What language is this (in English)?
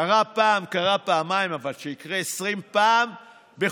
Hebrew